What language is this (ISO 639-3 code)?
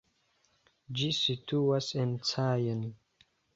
epo